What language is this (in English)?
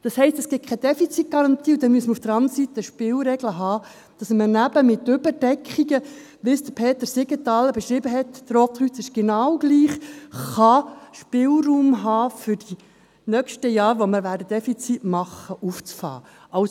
Swiss German